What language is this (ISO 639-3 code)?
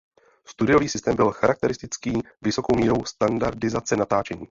ces